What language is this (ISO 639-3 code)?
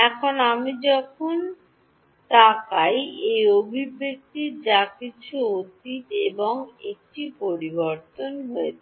ben